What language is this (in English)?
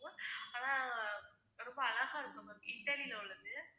Tamil